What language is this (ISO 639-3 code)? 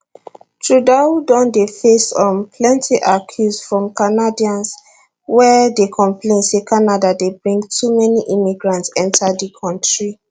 pcm